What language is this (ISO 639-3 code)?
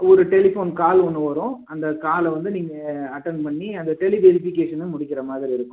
tam